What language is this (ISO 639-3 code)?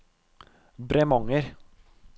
nor